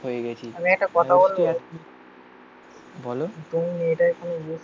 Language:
Bangla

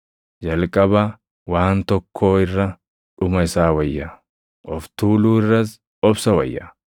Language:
Oromo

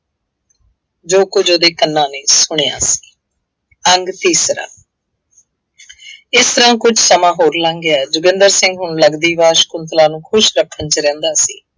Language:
Punjabi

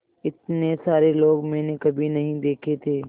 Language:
Hindi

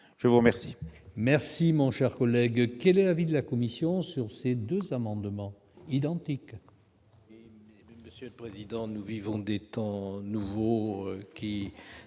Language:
French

